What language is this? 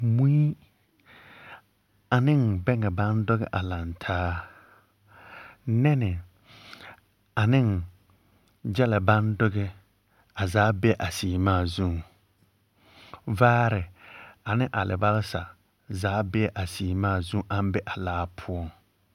Southern Dagaare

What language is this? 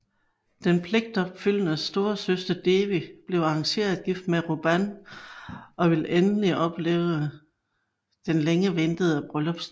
Danish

